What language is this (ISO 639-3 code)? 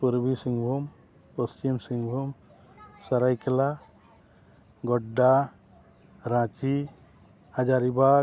sat